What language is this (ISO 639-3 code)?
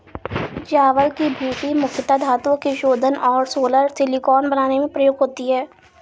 hin